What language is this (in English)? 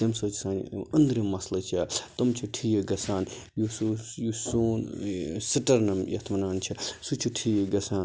Kashmiri